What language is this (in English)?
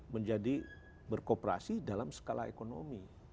Indonesian